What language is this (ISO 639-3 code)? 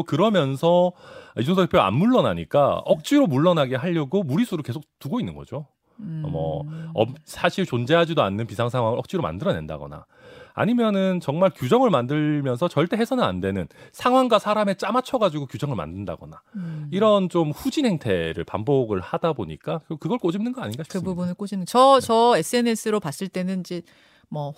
kor